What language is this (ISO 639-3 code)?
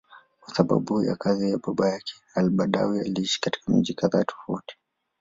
swa